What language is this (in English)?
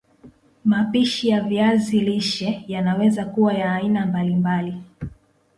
Swahili